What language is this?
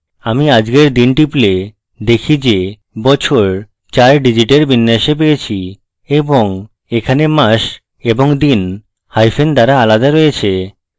Bangla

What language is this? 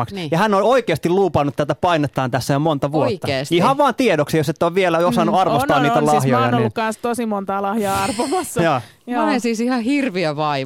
Finnish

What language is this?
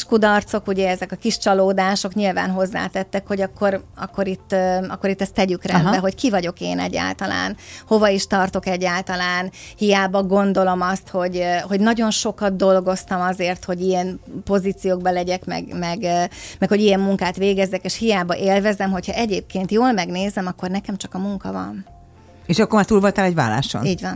Hungarian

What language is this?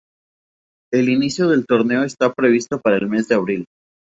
Spanish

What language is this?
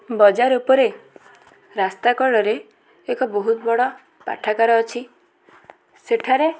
Odia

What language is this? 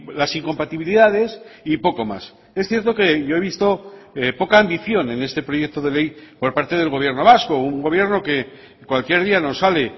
Spanish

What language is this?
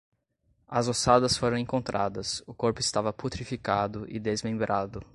Portuguese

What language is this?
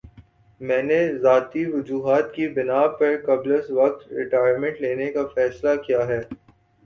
Urdu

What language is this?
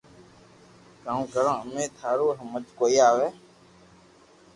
Loarki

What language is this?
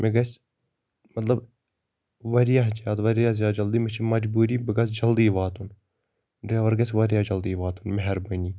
Kashmiri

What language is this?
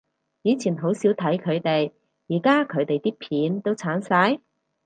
Cantonese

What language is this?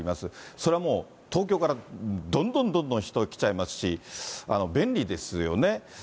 Japanese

